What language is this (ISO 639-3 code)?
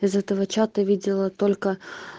rus